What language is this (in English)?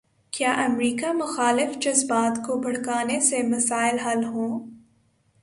Urdu